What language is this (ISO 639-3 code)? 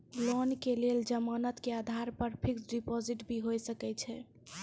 mai